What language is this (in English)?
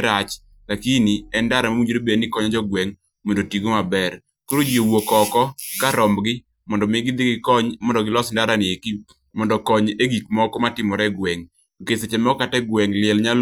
Luo (Kenya and Tanzania)